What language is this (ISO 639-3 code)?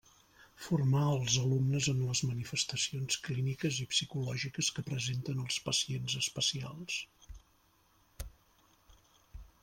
cat